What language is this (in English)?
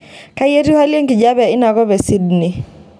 Masai